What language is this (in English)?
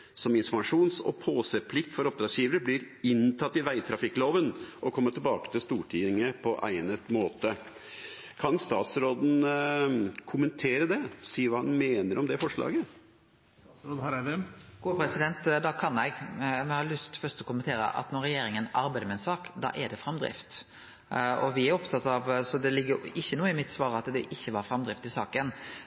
Norwegian